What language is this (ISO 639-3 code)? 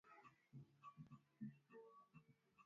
swa